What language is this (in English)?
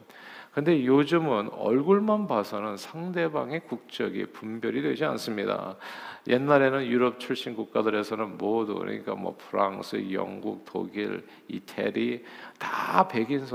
Korean